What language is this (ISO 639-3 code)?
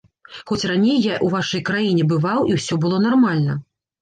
bel